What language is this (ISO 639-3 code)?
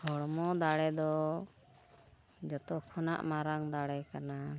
sat